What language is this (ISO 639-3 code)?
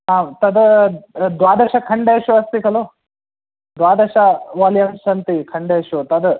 san